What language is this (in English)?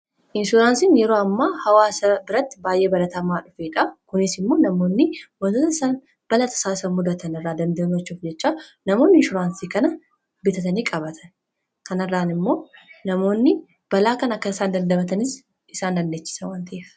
Oromo